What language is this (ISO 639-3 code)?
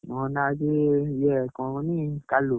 ori